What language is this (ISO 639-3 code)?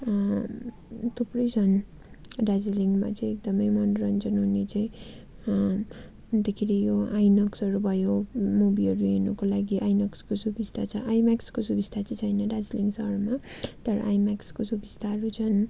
nep